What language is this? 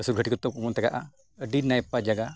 Santali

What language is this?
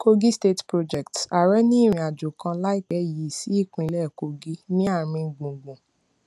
Yoruba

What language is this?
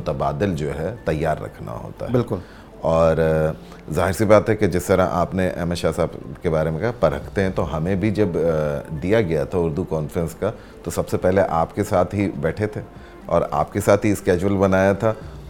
Urdu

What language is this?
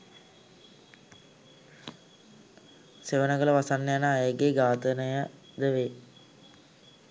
Sinhala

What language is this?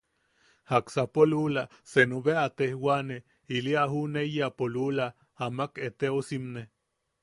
Yaqui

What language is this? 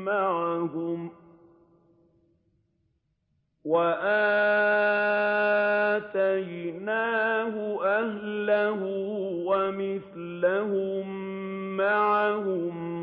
Arabic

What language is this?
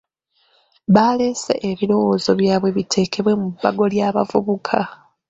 Ganda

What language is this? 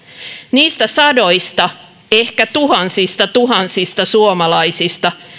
Finnish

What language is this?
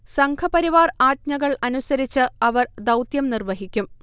Malayalam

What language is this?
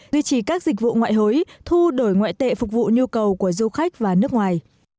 Vietnamese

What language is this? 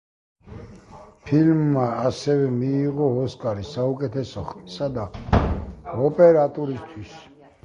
Georgian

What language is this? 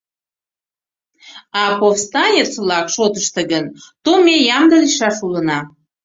Mari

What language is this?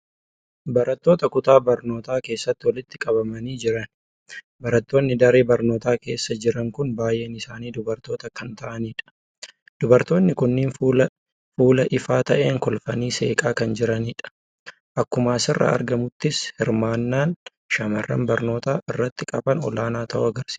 Oromo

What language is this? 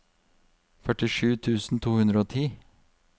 Norwegian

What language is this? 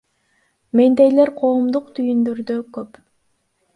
Kyrgyz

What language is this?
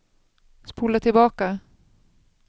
Swedish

